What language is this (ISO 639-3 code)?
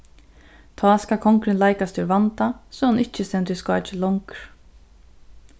fao